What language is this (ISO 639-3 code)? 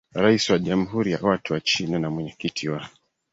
swa